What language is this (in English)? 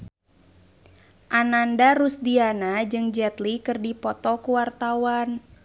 Sundanese